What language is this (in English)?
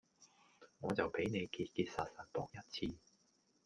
Cantonese